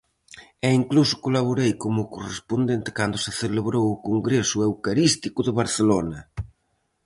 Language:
Galician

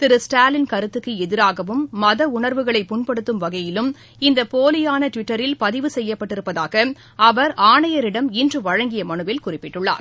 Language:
Tamil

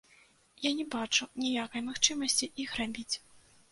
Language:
Belarusian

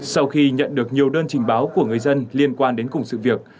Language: Vietnamese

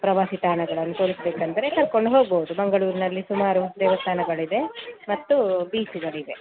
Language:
Kannada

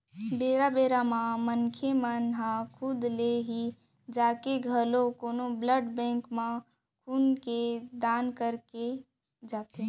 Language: Chhattisgarhi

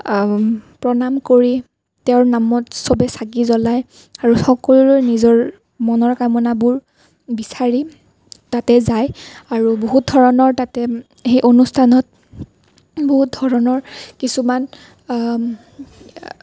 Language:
Assamese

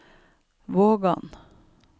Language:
Norwegian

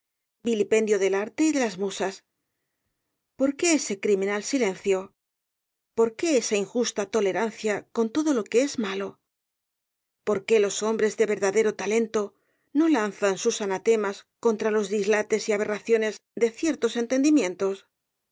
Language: Spanish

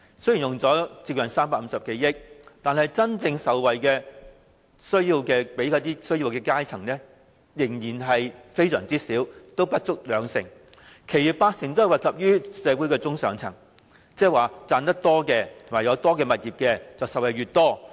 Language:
Cantonese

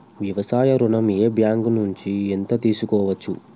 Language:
Telugu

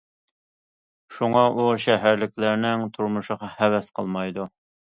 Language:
Uyghur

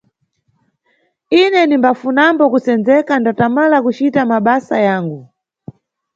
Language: Nyungwe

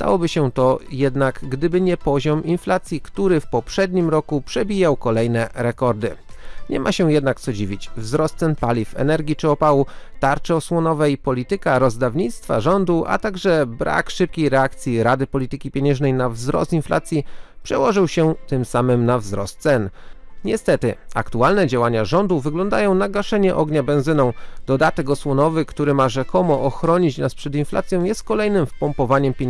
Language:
Polish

